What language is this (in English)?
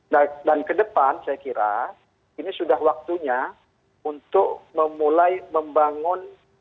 Indonesian